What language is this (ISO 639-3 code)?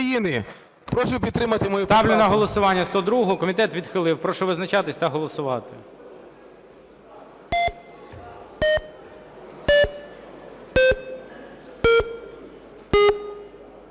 ukr